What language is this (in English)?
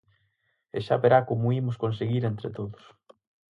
Galician